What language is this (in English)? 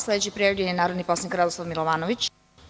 Serbian